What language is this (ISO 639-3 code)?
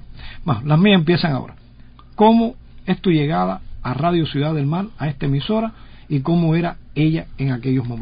spa